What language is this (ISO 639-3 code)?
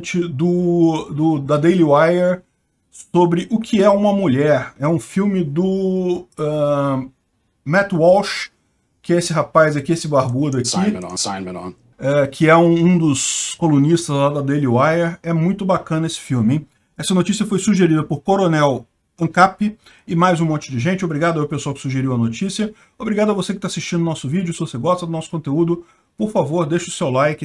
por